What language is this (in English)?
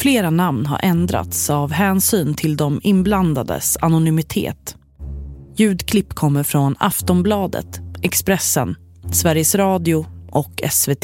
Swedish